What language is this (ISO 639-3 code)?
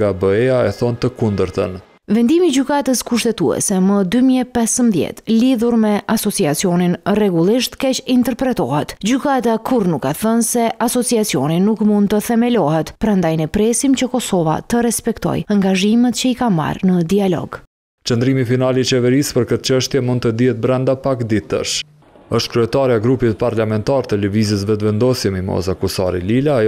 ron